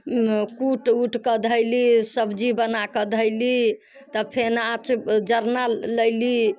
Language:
Maithili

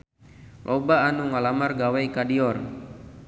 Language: Sundanese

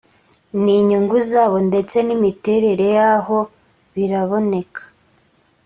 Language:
Kinyarwanda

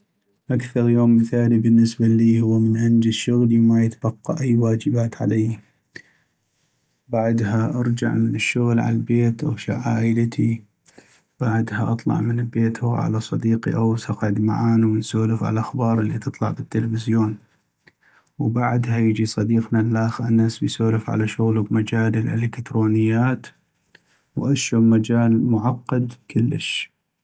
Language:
North Mesopotamian Arabic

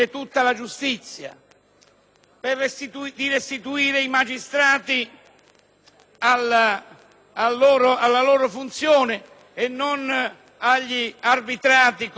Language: Italian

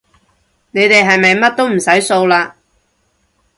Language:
Cantonese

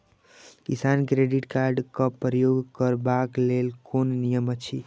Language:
Maithili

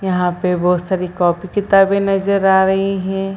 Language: Hindi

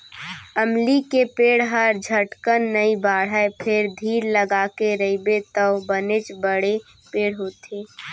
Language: Chhattisgarhi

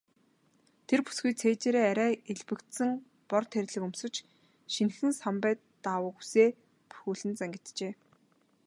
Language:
Mongolian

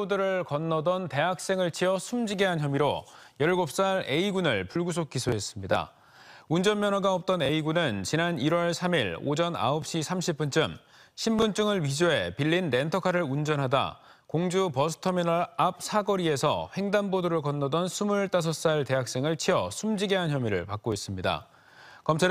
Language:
Korean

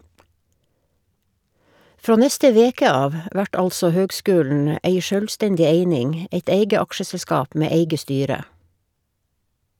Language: Norwegian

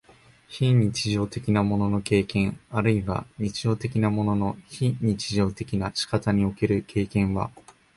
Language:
Japanese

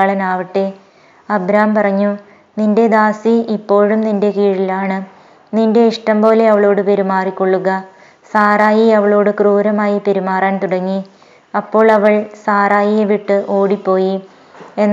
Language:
Malayalam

